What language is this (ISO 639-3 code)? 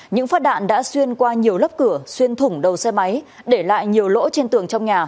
vie